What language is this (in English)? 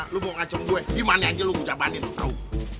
Indonesian